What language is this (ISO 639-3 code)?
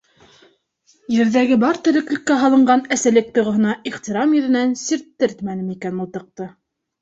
bak